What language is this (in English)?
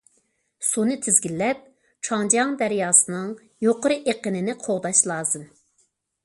Uyghur